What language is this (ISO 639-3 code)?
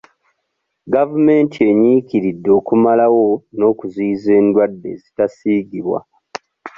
lug